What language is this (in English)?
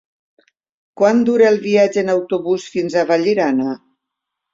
Catalan